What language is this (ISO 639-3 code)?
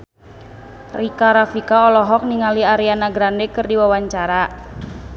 sun